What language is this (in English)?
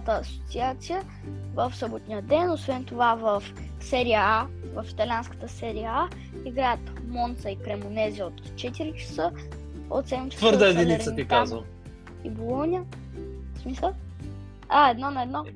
Bulgarian